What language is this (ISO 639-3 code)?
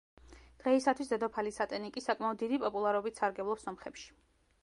kat